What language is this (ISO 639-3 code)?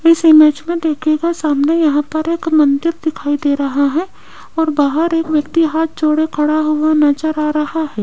hin